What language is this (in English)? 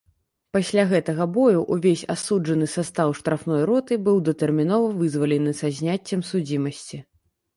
Belarusian